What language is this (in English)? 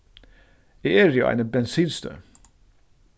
Faroese